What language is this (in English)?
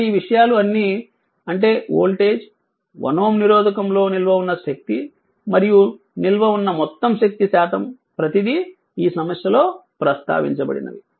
Telugu